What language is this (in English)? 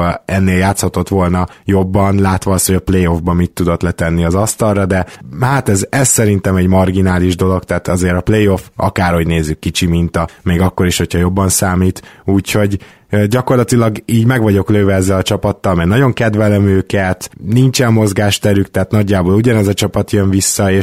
Hungarian